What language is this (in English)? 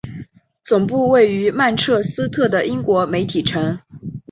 Chinese